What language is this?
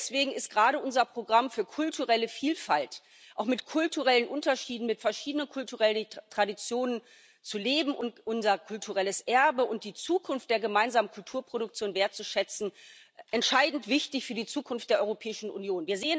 German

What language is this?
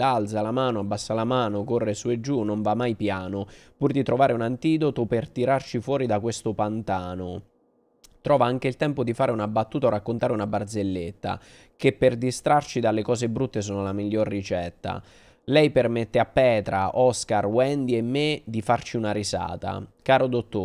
Italian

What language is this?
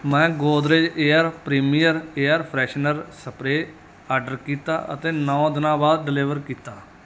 Punjabi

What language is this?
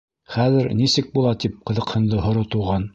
Bashkir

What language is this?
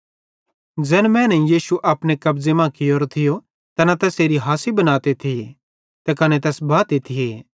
Bhadrawahi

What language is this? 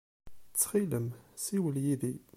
Kabyle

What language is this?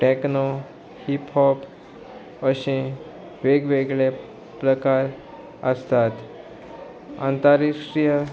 Konkani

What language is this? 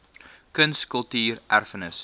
Afrikaans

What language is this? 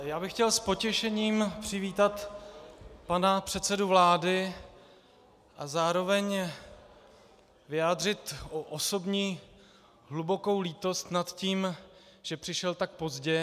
Czech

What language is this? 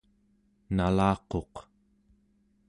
Central Yupik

